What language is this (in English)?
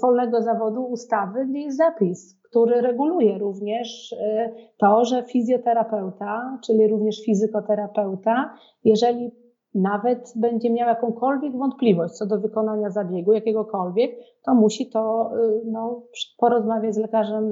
Polish